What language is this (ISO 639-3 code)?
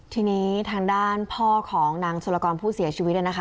tha